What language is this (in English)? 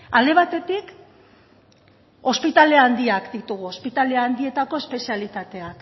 Basque